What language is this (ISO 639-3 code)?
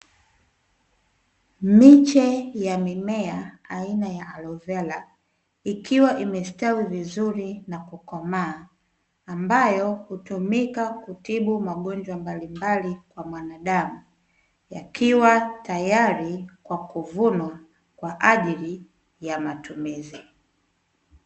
swa